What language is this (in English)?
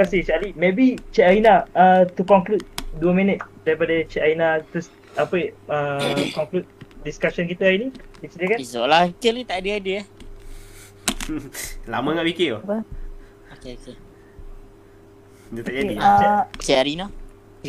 Malay